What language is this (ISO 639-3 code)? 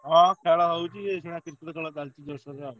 ori